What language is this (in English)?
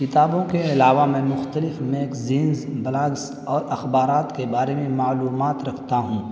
Urdu